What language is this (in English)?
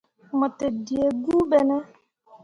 Mundang